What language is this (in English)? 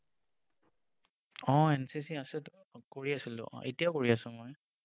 Assamese